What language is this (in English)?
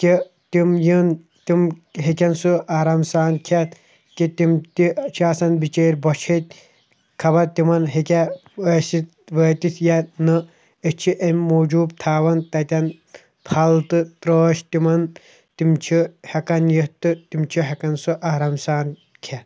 Kashmiri